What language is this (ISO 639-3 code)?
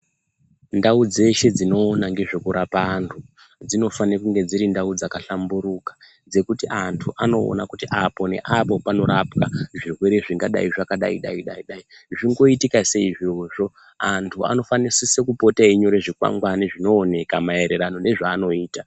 ndc